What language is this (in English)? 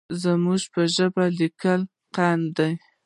Pashto